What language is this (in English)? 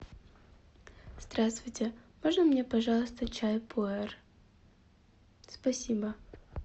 Russian